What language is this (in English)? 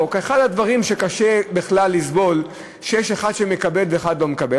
Hebrew